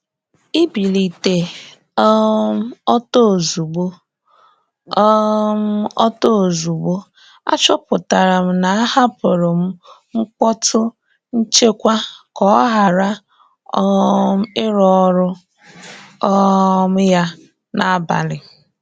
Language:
Igbo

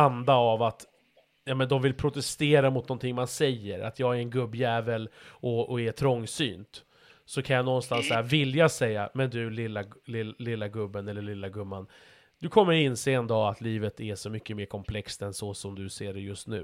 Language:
Swedish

